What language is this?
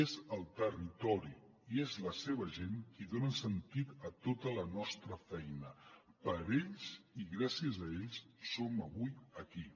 Catalan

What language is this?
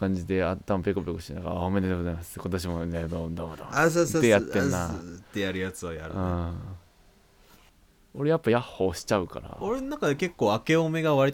Japanese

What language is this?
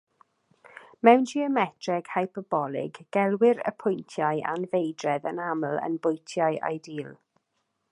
Welsh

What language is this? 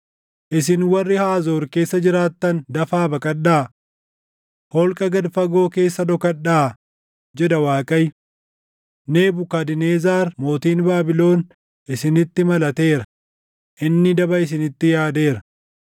Oromo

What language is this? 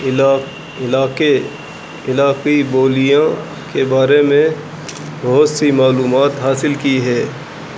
Urdu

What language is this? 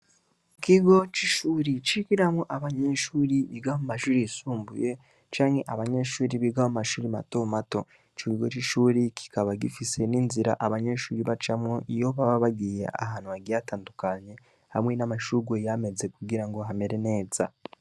Rundi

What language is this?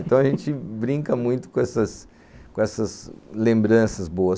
Portuguese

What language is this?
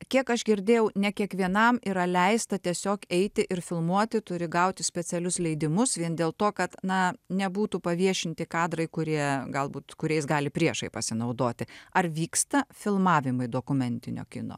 Lithuanian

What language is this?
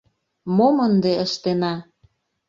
Mari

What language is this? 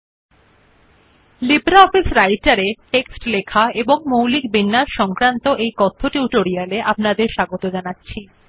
Bangla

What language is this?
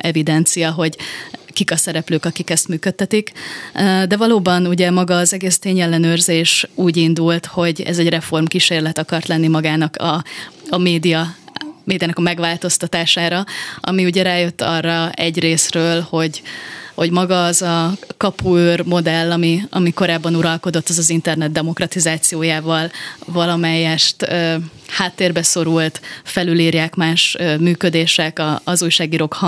Hungarian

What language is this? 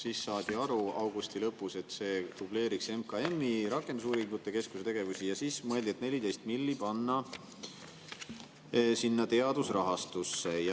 Estonian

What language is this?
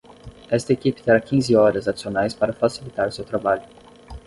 Portuguese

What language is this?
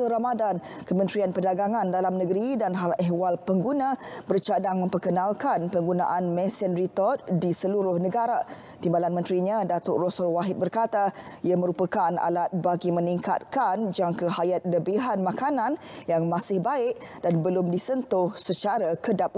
Malay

